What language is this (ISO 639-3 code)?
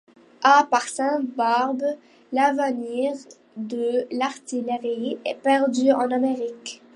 fra